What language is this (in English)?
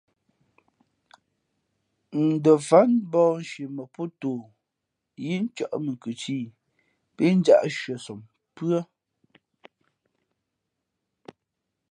Fe'fe'